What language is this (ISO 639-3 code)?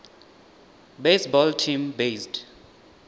ven